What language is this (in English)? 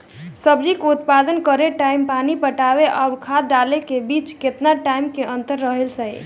Bhojpuri